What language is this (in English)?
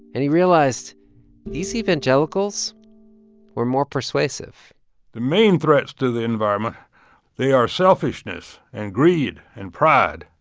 English